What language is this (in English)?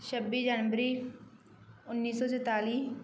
Punjabi